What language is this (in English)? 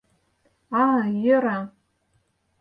Mari